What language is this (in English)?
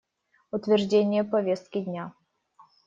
Russian